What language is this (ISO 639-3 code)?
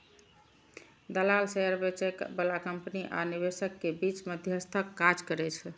mai